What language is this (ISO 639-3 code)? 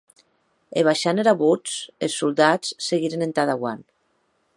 oci